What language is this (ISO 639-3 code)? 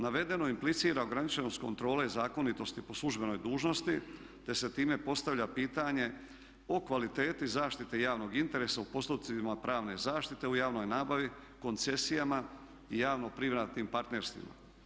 hrv